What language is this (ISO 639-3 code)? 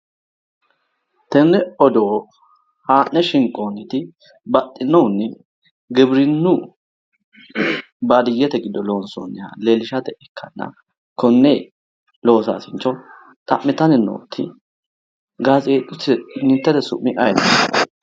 sid